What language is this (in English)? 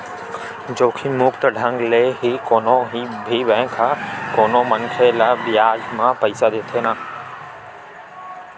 Chhattisgarhi